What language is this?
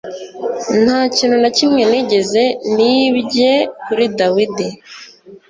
Kinyarwanda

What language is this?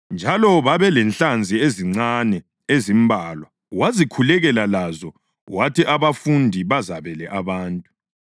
North Ndebele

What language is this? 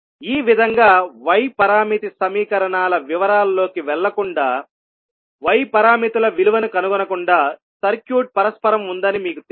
Telugu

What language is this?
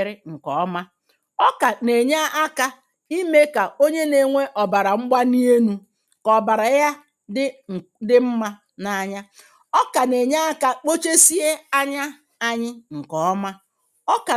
Igbo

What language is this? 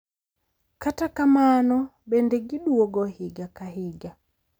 Luo (Kenya and Tanzania)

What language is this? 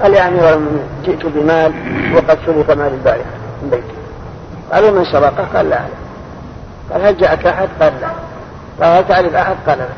Arabic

